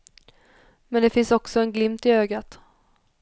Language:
Swedish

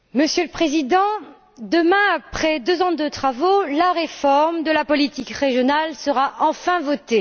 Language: French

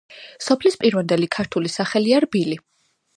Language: Georgian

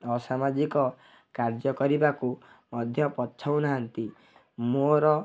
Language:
Odia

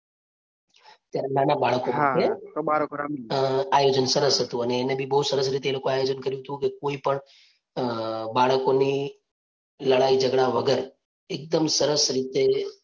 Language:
Gujarati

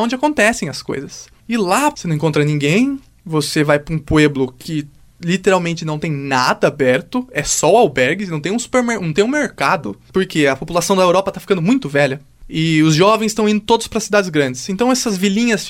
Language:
Portuguese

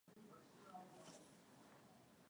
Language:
Swahili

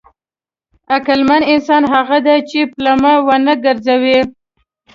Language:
Pashto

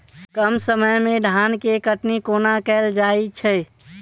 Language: Maithili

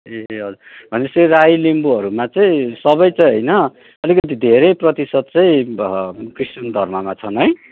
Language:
Nepali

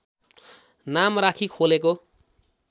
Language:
Nepali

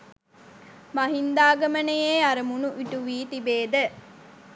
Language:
Sinhala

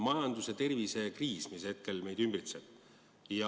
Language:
Estonian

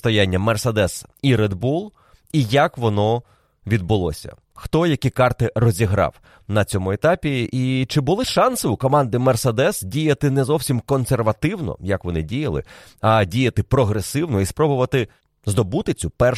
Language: Ukrainian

